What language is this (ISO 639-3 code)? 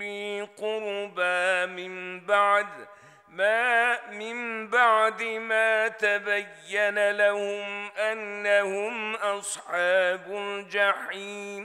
tur